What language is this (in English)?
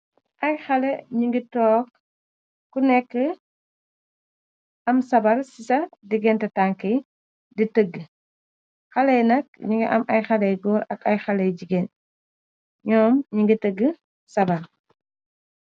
Wolof